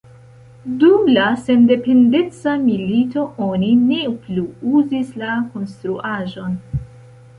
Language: Esperanto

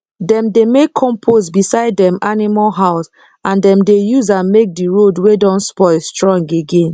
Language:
Nigerian Pidgin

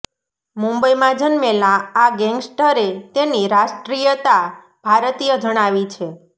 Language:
Gujarati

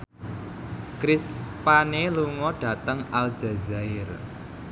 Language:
Javanese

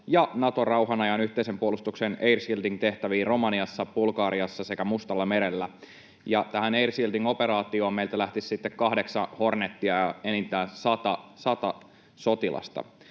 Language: Finnish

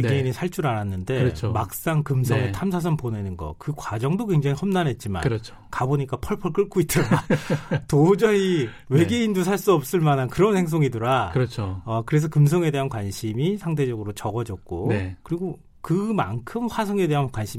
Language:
Korean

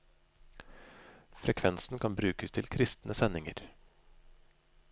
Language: Norwegian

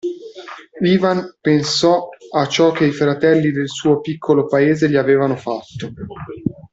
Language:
Italian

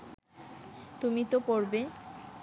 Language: Bangla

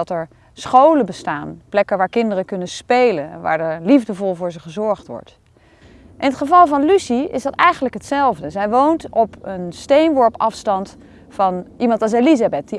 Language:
Dutch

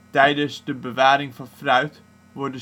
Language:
Dutch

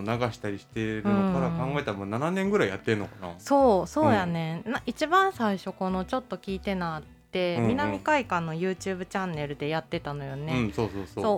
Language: Japanese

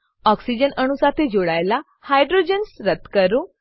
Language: Gujarati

